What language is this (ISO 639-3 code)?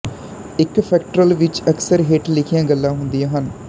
pan